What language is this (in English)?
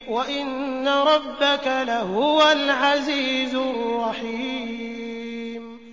Arabic